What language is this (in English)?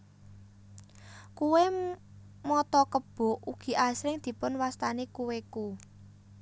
Javanese